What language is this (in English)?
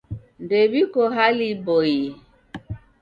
Taita